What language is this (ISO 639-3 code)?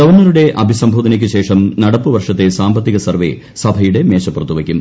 mal